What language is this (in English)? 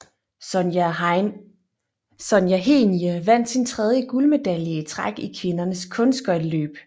Danish